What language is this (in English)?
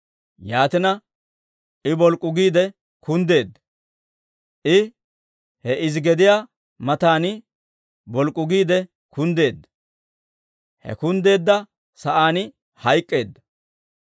Dawro